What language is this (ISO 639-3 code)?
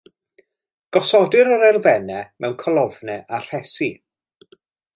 cym